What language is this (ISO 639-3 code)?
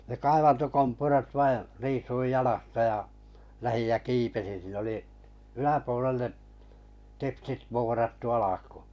fin